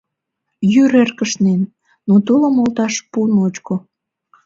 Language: Mari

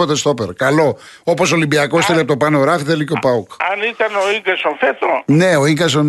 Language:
Greek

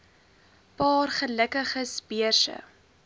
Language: Afrikaans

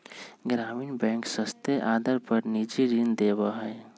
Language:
Magahi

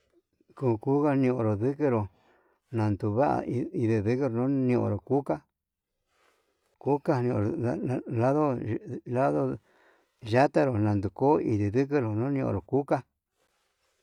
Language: Yutanduchi Mixtec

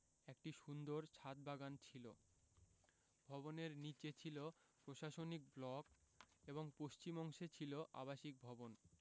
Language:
Bangla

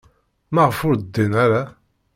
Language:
Kabyle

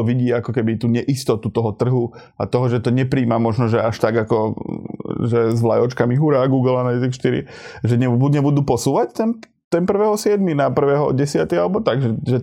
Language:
Slovak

